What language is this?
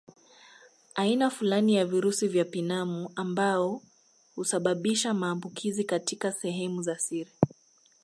Swahili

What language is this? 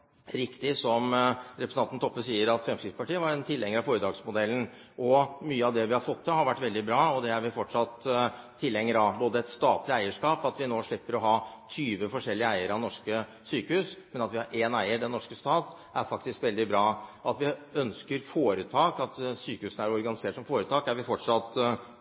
Norwegian Bokmål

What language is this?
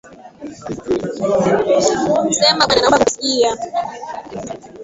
Swahili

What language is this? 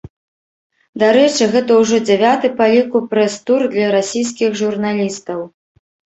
Belarusian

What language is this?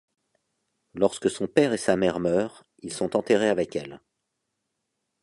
French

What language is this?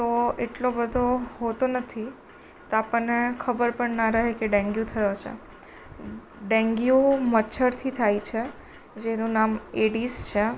Gujarati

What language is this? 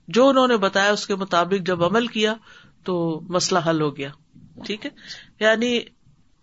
Urdu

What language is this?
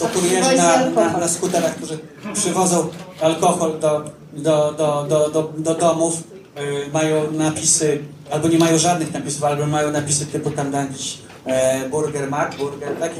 Polish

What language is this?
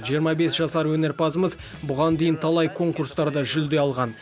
Kazakh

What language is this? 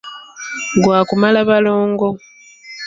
Ganda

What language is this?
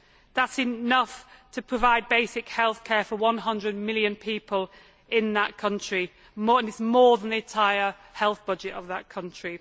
English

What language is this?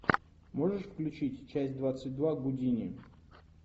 Russian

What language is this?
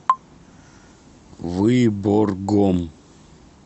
Russian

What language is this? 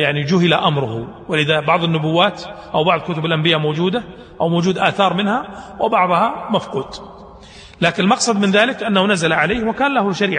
Arabic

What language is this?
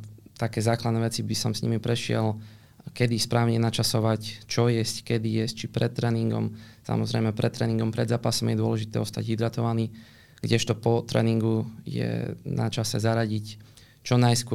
Slovak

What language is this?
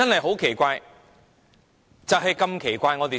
Cantonese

